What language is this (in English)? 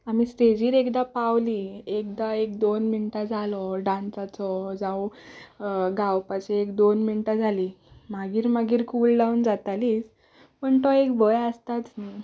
Konkani